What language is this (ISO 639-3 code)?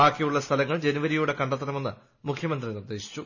mal